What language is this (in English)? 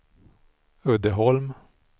Swedish